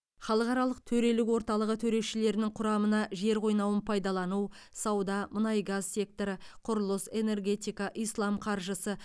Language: Kazakh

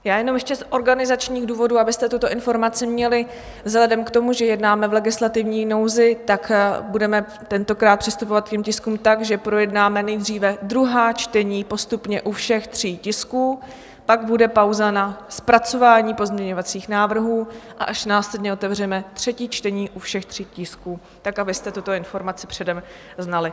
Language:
Czech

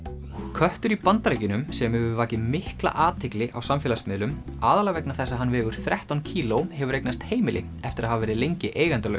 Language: Icelandic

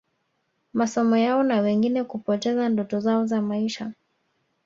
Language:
Swahili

